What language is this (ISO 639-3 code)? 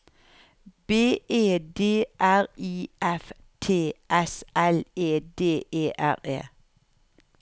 nor